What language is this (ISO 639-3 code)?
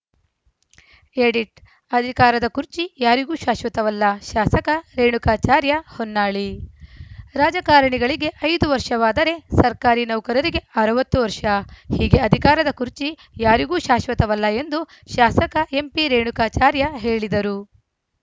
kan